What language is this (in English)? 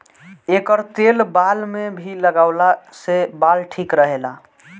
Bhojpuri